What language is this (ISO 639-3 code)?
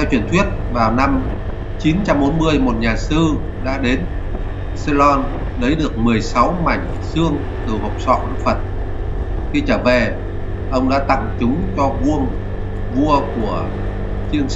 vie